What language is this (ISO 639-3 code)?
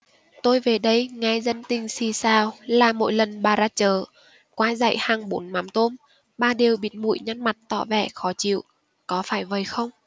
vie